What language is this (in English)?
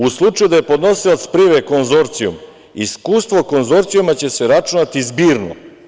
Serbian